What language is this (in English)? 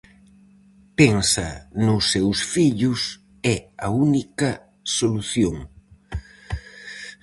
Galician